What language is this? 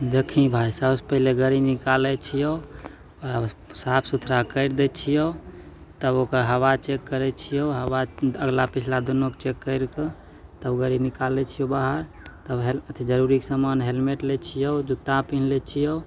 Maithili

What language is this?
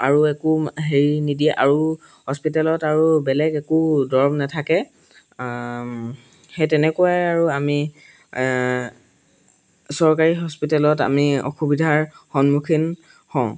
Assamese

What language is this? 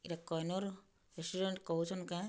Odia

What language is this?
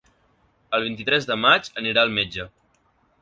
Catalan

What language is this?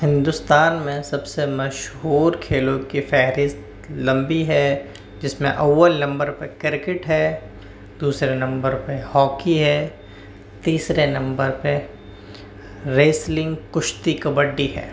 Urdu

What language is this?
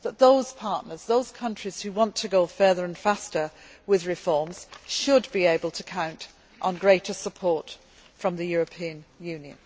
English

